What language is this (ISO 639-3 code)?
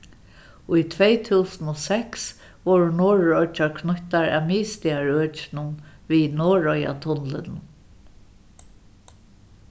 fao